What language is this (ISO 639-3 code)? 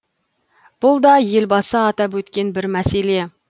kaz